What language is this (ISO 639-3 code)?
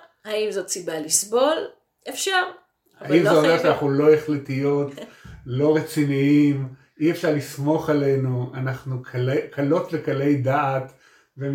heb